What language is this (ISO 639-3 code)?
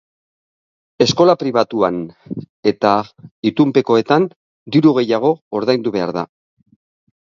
eus